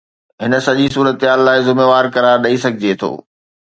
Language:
Sindhi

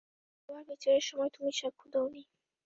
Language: Bangla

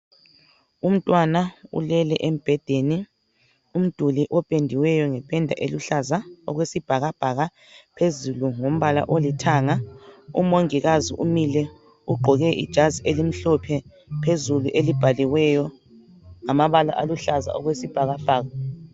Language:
North Ndebele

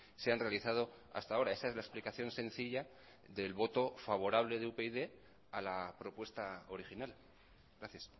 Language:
Spanish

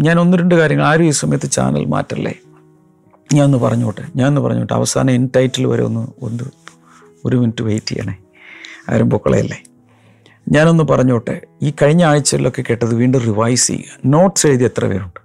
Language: Malayalam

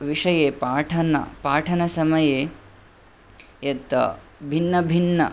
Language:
Sanskrit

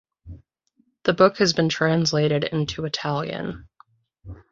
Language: English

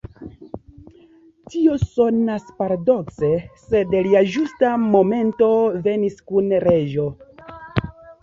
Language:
Esperanto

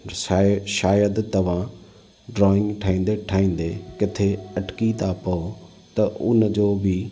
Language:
Sindhi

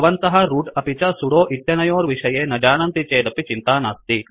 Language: Sanskrit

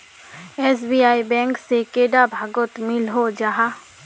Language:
Magahi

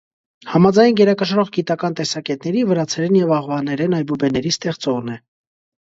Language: Armenian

